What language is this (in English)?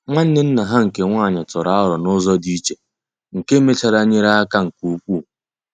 Igbo